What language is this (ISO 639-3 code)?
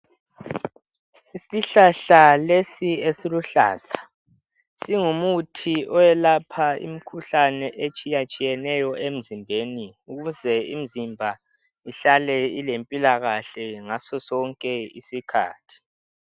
nde